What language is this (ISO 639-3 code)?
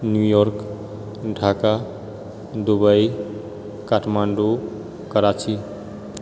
mai